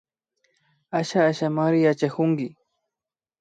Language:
Imbabura Highland Quichua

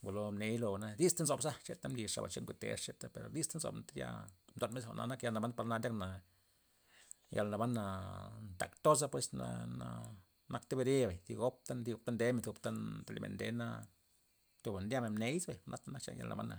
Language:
Loxicha Zapotec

